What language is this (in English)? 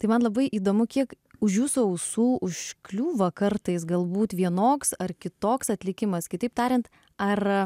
Lithuanian